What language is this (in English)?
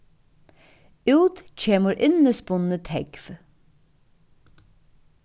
Faroese